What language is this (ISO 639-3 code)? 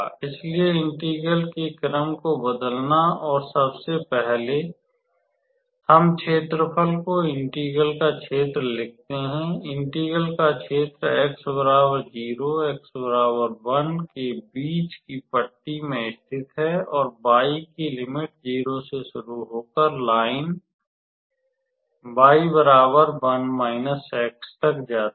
hin